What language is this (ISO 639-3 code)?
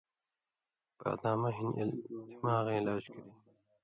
mvy